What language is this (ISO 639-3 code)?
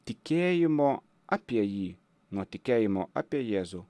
lit